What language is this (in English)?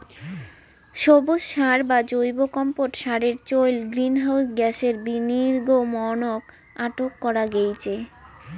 Bangla